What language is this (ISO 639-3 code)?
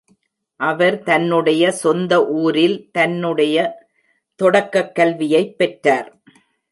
tam